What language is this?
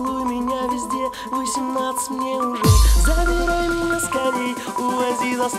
Russian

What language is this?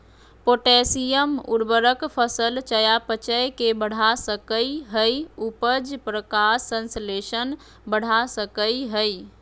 Magahi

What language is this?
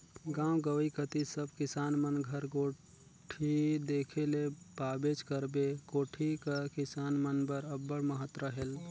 Chhattisgarhi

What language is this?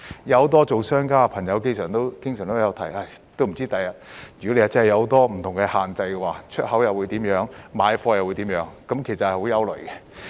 Cantonese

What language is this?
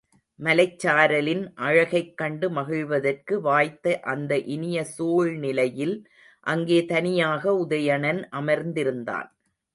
Tamil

